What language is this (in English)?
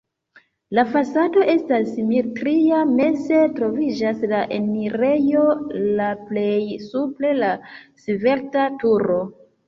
Esperanto